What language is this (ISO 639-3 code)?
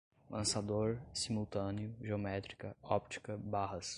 por